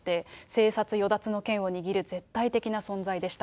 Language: Japanese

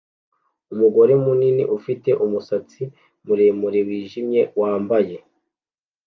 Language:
Kinyarwanda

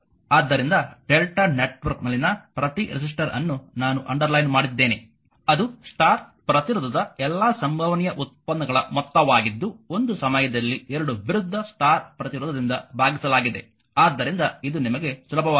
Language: Kannada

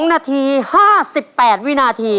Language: Thai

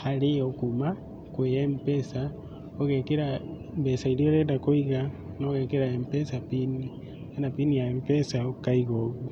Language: Kikuyu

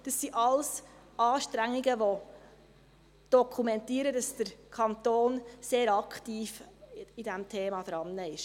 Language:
Swiss German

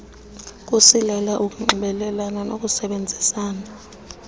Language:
Xhosa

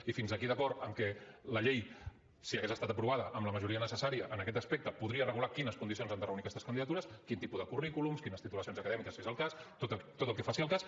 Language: Catalan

